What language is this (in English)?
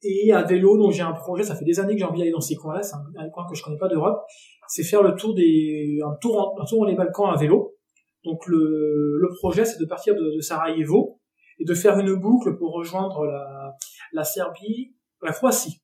French